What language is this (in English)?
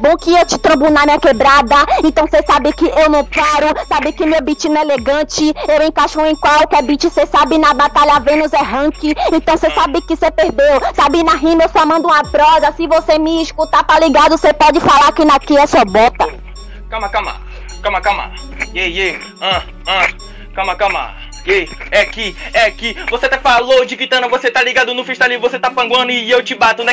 Portuguese